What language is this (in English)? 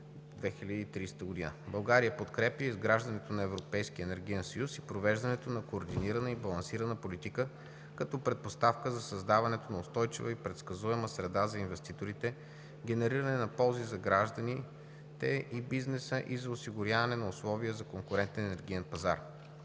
Bulgarian